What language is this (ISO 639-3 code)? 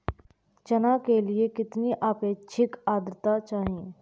hin